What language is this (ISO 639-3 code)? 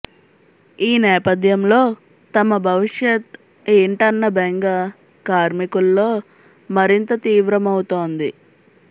tel